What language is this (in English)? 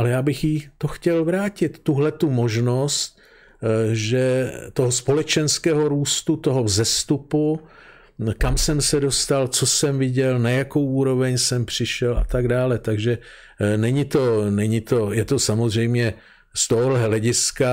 Czech